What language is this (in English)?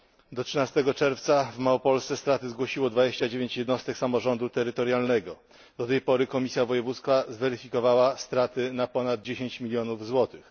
Polish